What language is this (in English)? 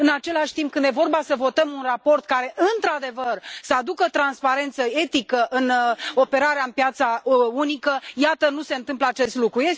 Romanian